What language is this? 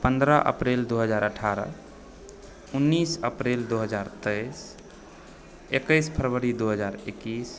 Maithili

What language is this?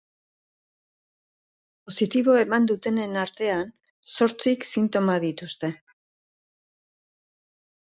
Basque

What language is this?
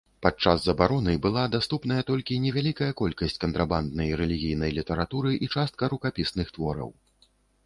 Belarusian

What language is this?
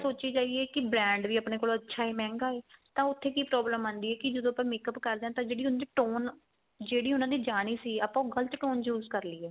Punjabi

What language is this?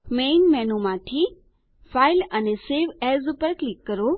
Gujarati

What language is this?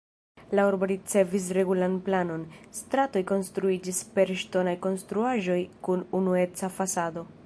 Esperanto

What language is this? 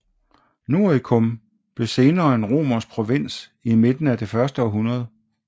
Danish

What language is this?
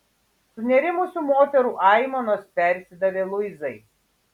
Lithuanian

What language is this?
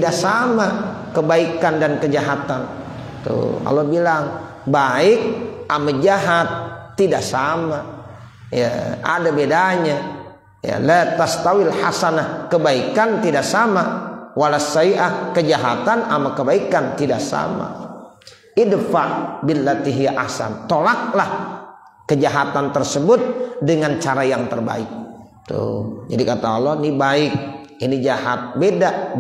Indonesian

